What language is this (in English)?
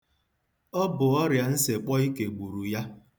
Igbo